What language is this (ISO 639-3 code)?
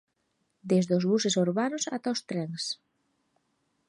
glg